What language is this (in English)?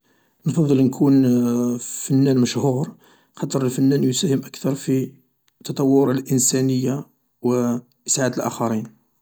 Algerian Arabic